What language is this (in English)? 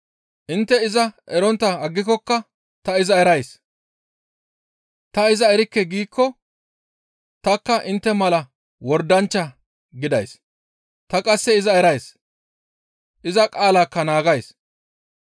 Gamo